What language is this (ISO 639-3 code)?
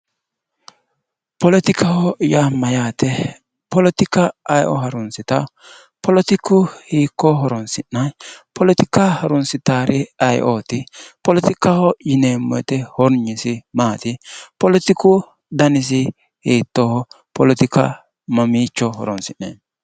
sid